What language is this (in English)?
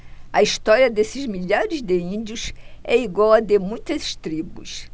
Portuguese